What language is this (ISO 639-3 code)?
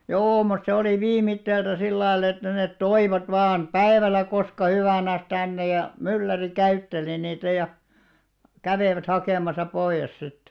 fin